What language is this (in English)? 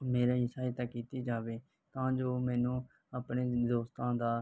Punjabi